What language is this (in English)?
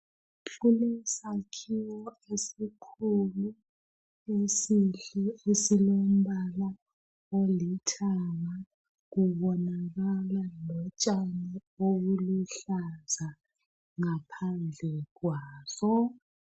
North Ndebele